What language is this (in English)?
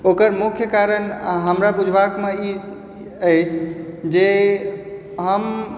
Maithili